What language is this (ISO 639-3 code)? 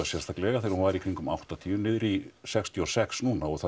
isl